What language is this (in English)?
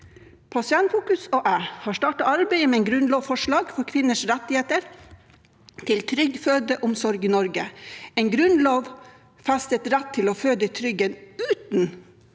Norwegian